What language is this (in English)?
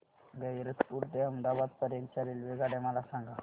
Marathi